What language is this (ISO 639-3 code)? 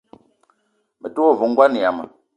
eto